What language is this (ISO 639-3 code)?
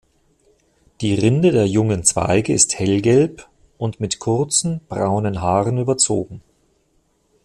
deu